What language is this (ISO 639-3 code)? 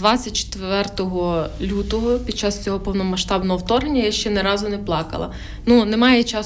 ukr